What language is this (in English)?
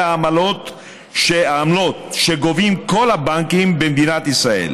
Hebrew